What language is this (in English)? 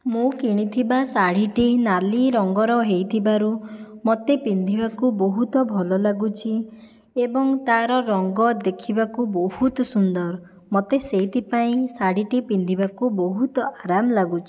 Odia